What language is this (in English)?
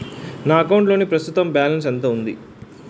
Telugu